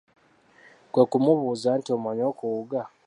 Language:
Ganda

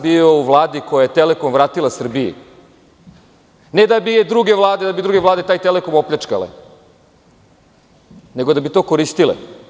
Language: Serbian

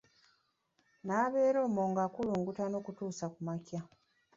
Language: Ganda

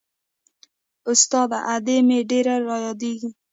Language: Pashto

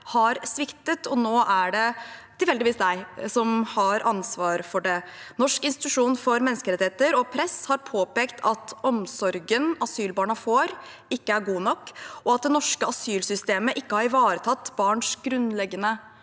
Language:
Norwegian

